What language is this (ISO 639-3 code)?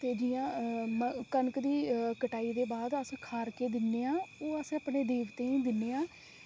doi